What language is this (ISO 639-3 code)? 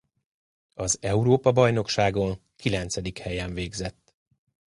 hun